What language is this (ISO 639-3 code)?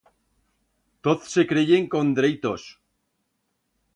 arg